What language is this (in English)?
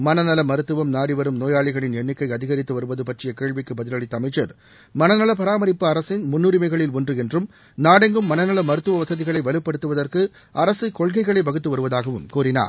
Tamil